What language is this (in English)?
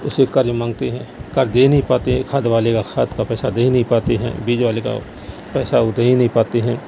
Urdu